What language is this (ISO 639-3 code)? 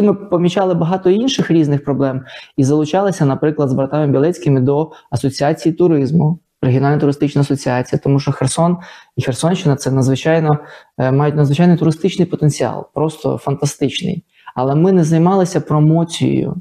ukr